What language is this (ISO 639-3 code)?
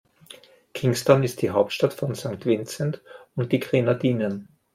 deu